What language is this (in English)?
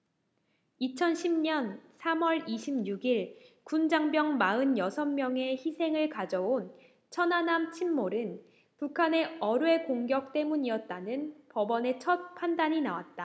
Korean